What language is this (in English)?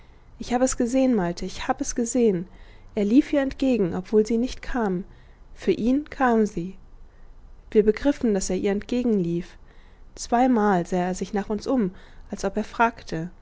German